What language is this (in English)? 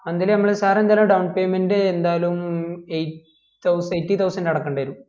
Malayalam